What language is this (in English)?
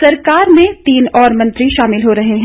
Hindi